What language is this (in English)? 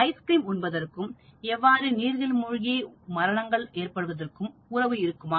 Tamil